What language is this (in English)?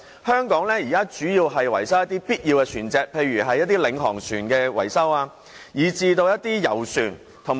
Cantonese